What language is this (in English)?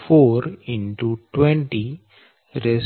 Gujarati